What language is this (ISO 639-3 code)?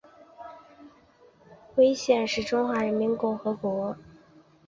zho